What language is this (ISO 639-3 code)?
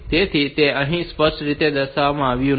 guj